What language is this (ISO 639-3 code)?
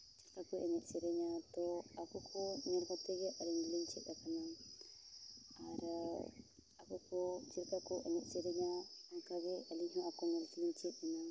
sat